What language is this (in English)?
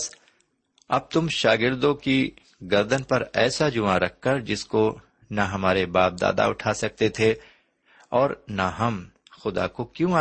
Urdu